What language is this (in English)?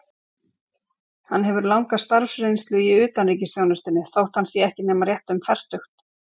Icelandic